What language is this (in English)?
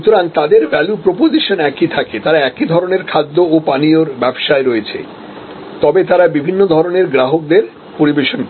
Bangla